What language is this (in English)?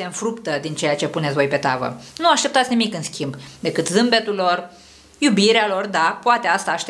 Romanian